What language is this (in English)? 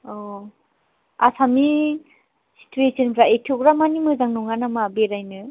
Bodo